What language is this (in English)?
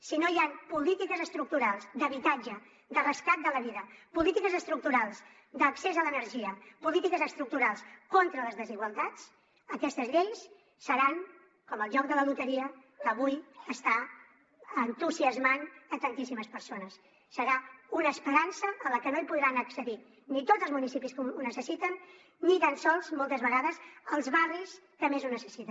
Catalan